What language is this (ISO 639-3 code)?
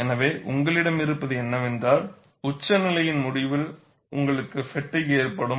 tam